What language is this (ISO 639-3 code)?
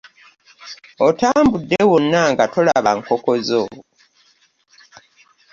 lug